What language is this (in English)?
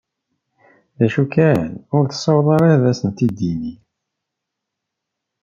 Kabyle